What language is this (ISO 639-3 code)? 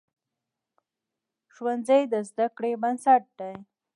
pus